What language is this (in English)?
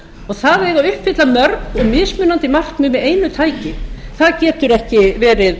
Icelandic